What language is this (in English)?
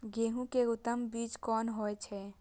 Maithili